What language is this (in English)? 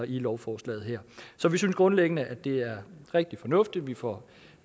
Danish